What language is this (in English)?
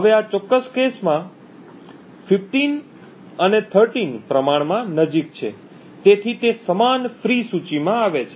Gujarati